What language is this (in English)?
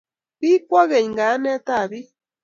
Kalenjin